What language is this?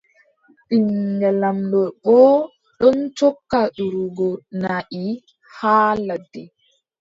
Adamawa Fulfulde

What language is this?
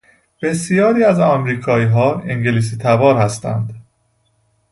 Persian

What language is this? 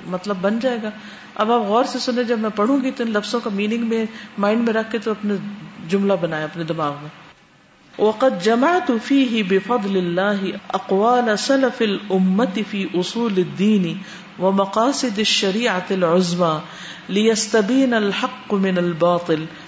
Urdu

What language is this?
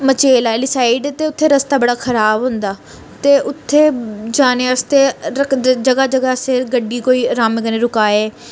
Dogri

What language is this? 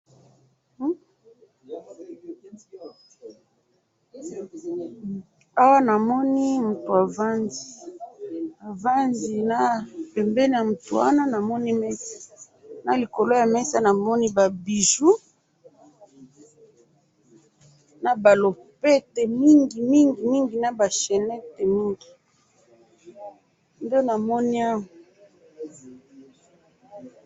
Lingala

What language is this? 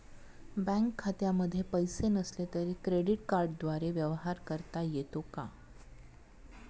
Marathi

